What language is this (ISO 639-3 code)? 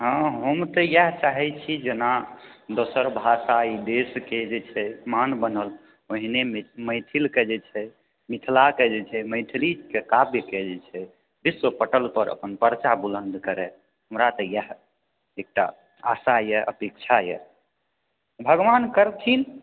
mai